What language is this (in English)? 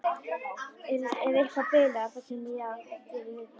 Icelandic